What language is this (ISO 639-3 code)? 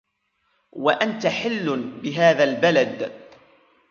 ara